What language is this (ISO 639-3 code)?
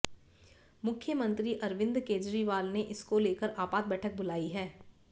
hin